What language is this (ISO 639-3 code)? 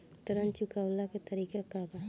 bho